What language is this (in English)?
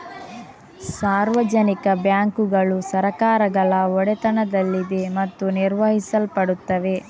Kannada